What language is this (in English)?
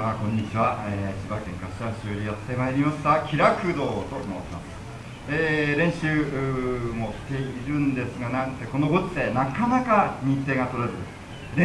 Japanese